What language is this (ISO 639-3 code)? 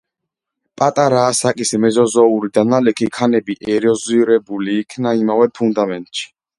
kat